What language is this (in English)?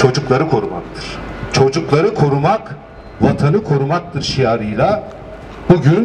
Turkish